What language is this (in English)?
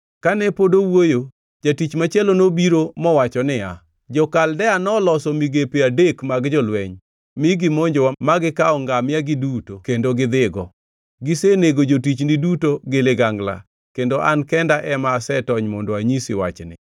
Luo (Kenya and Tanzania)